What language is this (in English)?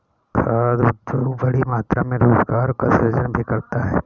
Hindi